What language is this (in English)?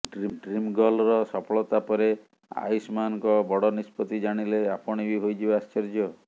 Odia